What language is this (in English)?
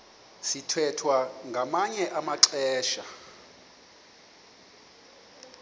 Xhosa